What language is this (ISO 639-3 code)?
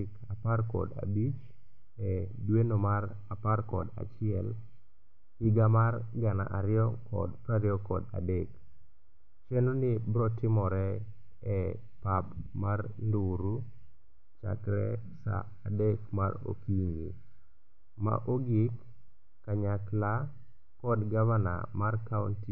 luo